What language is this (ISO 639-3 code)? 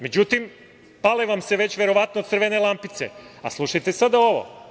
srp